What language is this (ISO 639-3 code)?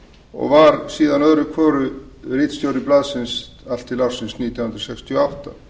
isl